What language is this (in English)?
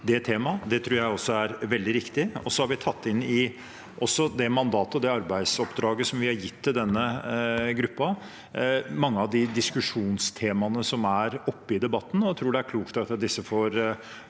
Norwegian